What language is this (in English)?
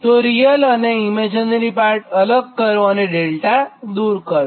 Gujarati